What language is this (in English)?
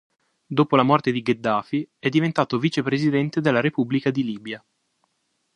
Italian